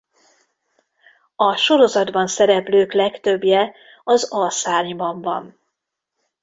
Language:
Hungarian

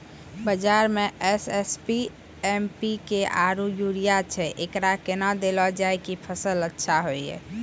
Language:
Maithili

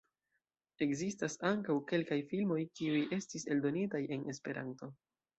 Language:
Esperanto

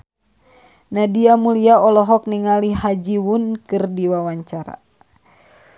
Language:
Sundanese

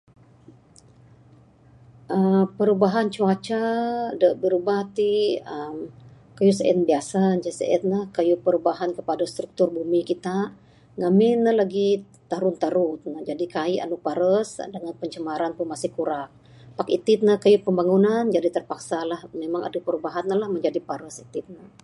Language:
Bukar-Sadung Bidayuh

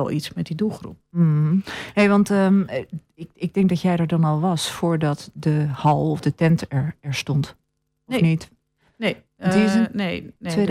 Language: Dutch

